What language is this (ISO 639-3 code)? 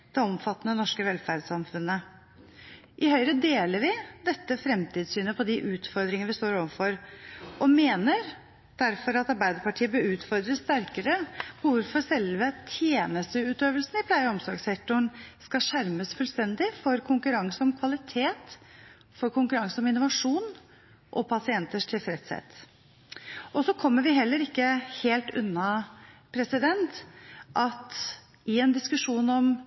nob